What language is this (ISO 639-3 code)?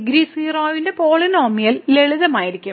mal